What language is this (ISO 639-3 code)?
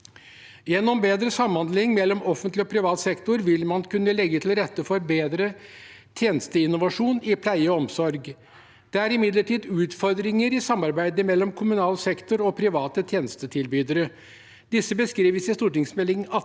nor